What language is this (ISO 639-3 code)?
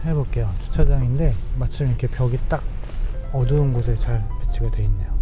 kor